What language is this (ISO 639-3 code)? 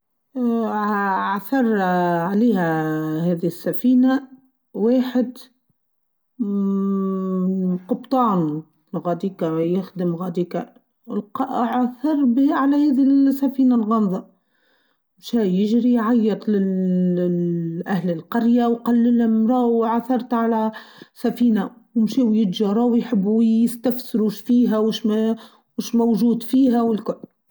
aeb